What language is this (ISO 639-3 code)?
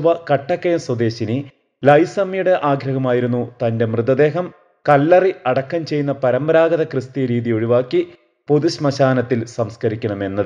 ron